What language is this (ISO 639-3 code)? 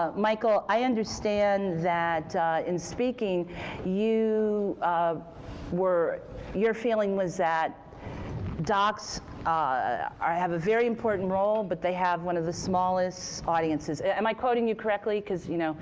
eng